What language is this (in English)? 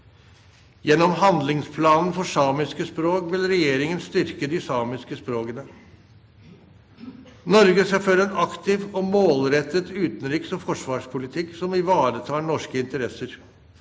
Norwegian